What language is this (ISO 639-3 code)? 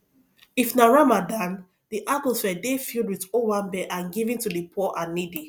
pcm